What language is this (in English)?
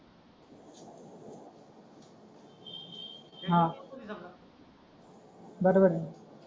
Marathi